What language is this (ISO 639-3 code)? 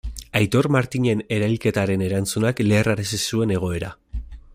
eus